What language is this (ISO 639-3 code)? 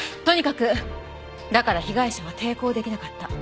jpn